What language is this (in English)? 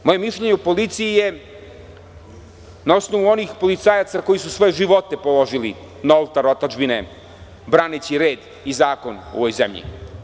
Serbian